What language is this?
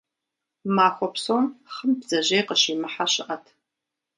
Kabardian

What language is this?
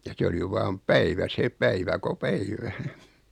Finnish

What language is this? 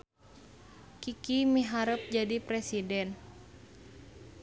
Sundanese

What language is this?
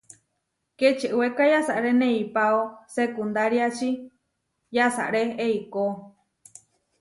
Huarijio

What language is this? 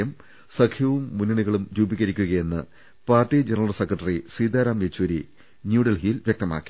Malayalam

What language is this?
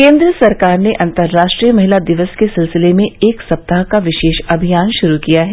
Hindi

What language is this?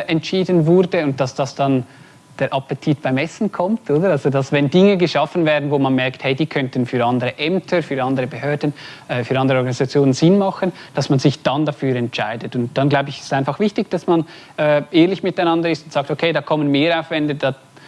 German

